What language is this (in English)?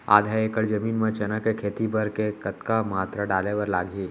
Chhattisgarhi